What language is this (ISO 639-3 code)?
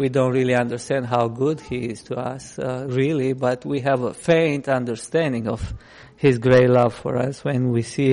eng